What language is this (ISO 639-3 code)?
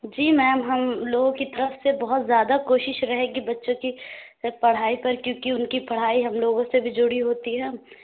urd